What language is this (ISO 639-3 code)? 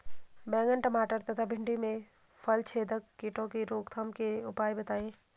hin